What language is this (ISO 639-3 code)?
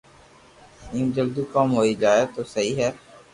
lrk